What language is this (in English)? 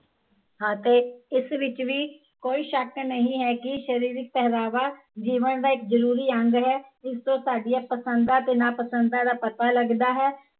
Punjabi